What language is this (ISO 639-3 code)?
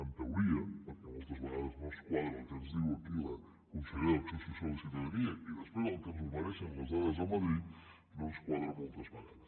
cat